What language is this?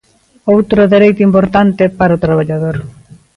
Galician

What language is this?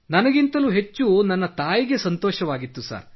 Kannada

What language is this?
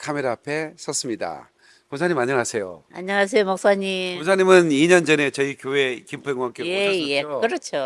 Korean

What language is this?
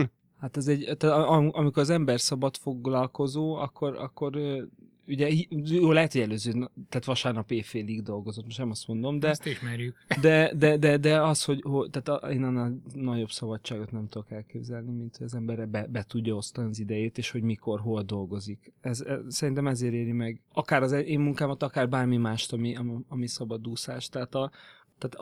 Hungarian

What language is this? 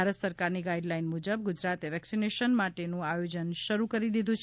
Gujarati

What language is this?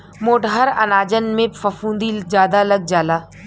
Bhojpuri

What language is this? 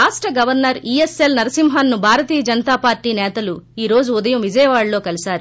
Telugu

